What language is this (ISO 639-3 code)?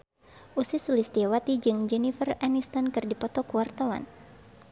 sun